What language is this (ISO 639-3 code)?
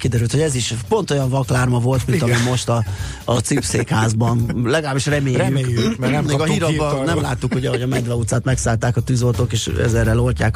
hun